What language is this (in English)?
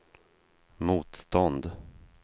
Swedish